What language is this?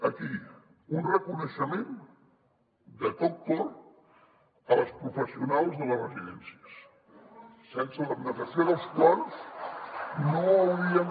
Catalan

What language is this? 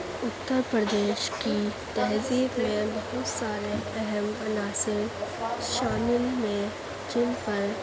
Urdu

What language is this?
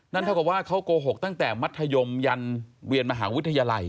Thai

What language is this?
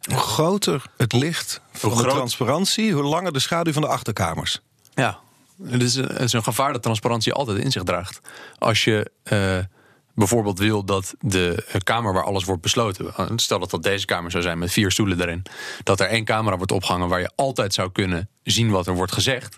Dutch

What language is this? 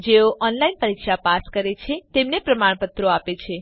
Gujarati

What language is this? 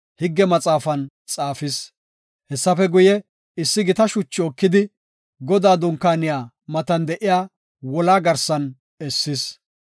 Gofa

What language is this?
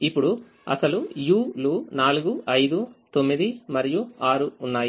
Telugu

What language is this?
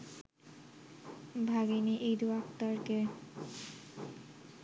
Bangla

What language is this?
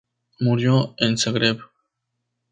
Spanish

